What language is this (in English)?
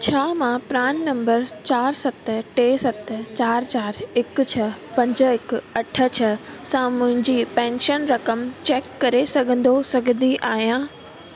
Sindhi